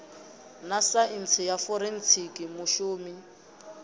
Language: Venda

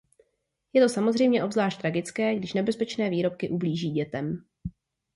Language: Czech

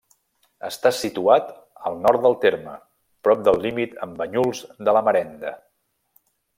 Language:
Catalan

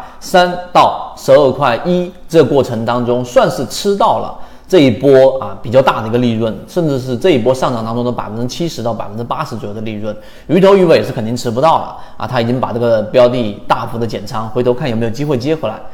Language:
Chinese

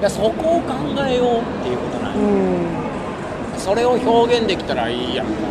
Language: Japanese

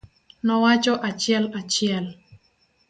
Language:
Luo (Kenya and Tanzania)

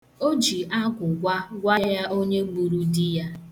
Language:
Igbo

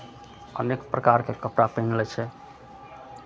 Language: Maithili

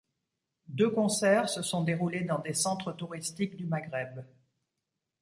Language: French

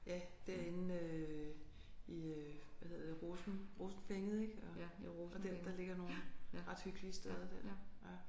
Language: Danish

